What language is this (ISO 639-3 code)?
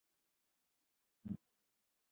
zho